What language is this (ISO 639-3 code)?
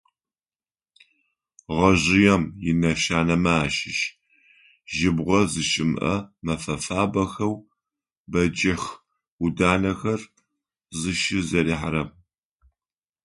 ady